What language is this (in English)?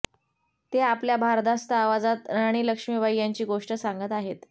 Marathi